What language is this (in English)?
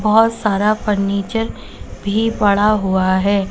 Hindi